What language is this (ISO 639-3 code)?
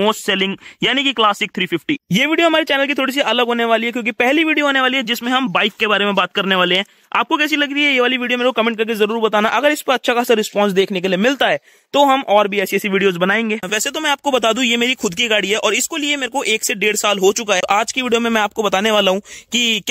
hin